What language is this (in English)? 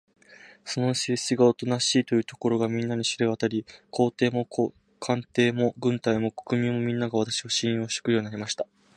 Japanese